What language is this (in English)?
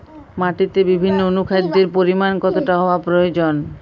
Bangla